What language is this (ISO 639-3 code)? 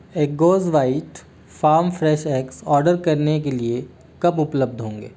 hin